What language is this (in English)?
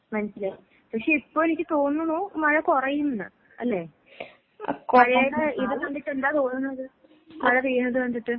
Malayalam